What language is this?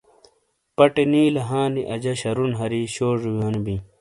Shina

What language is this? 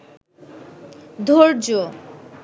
Bangla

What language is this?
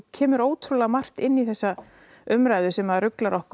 Icelandic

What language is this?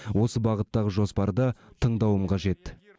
Kazakh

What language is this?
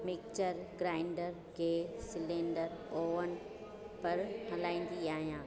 Sindhi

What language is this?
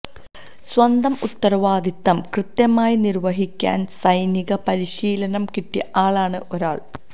Malayalam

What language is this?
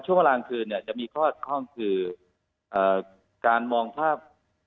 Thai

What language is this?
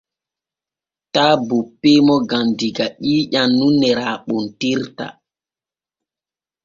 Borgu Fulfulde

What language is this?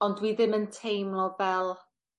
Welsh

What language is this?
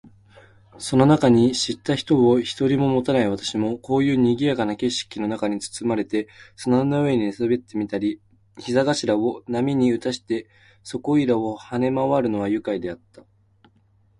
Japanese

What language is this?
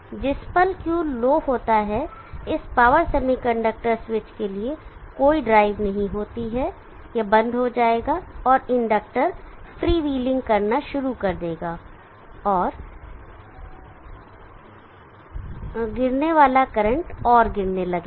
Hindi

